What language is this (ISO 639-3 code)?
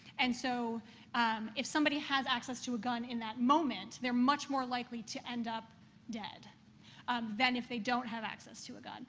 eng